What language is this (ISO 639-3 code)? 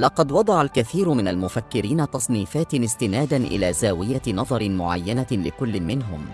ara